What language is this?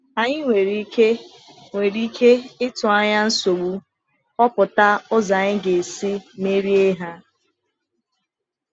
Igbo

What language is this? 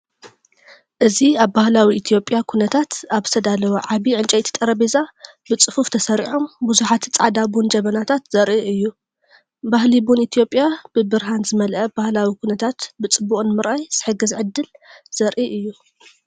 Tigrinya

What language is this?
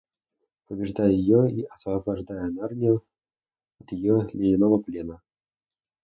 Russian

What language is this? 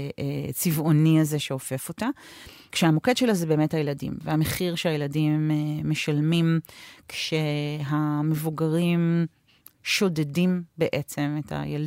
Hebrew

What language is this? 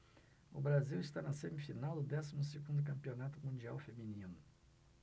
Portuguese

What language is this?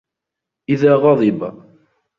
Arabic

